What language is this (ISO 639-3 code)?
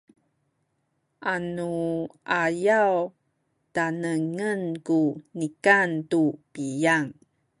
szy